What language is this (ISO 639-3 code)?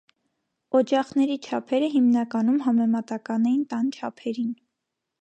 hye